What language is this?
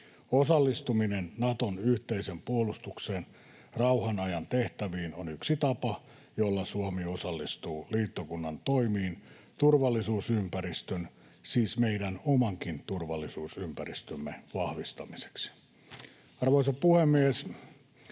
Finnish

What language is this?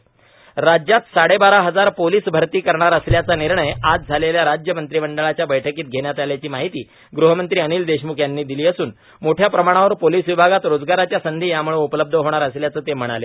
Marathi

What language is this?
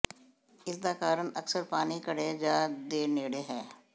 Punjabi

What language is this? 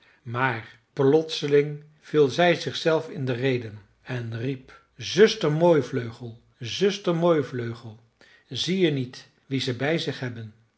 Dutch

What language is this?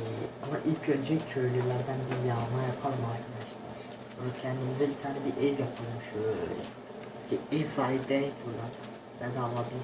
Turkish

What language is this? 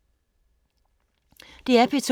Danish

